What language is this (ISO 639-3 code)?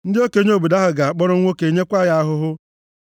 ibo